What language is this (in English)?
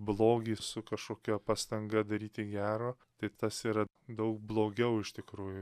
Lithuanian